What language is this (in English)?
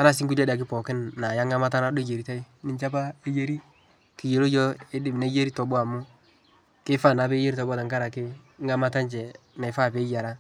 Masai